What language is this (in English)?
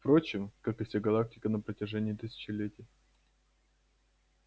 Russian